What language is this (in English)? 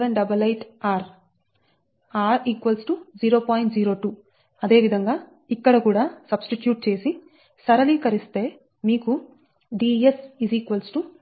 Telugu